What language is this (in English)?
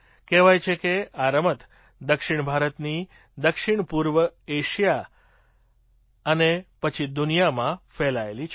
Gujarati